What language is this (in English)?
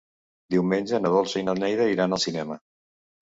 Catalan